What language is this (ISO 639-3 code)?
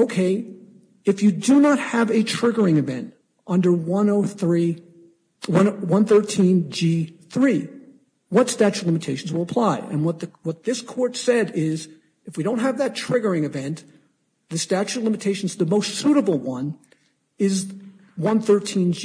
eng